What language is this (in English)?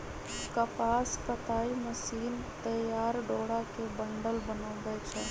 Magahi